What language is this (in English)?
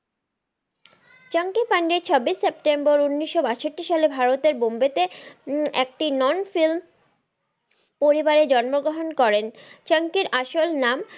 Bangla